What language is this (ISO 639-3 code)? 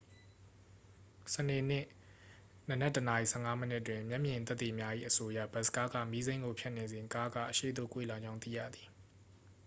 mya